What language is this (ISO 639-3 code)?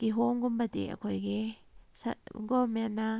mni